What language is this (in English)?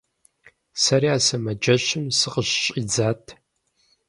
Kabardian